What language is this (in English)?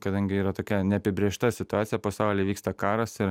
Lithuanian